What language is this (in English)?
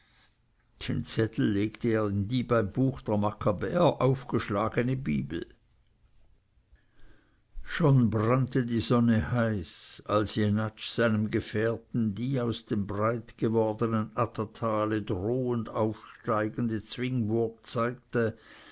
German